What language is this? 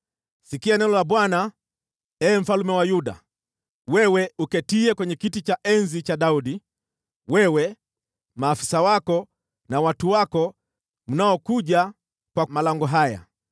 Swahili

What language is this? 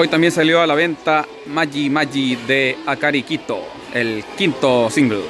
Spanish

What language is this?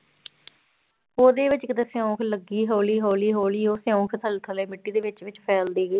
Punjabi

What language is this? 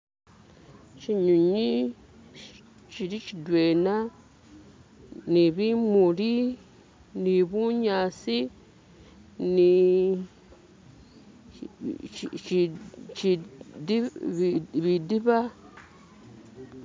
Masaaba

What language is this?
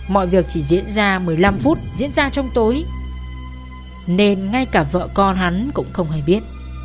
Vietnamese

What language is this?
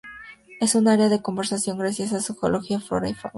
Spanish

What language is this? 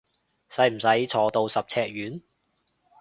Cantonese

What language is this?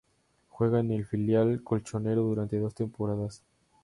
Spanish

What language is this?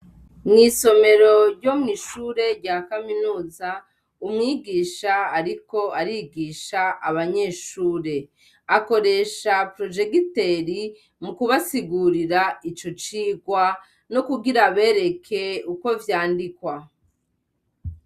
Rundi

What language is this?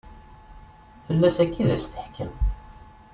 Kabyle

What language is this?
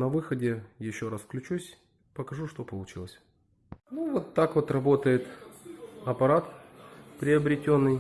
Russian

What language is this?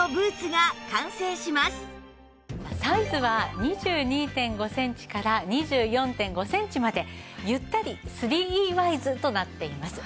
Japanese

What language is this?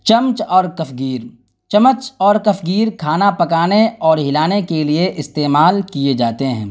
Urdu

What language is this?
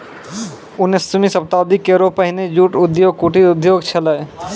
Maithili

